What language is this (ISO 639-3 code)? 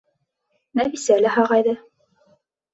bak